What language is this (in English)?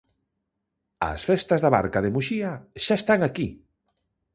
Galician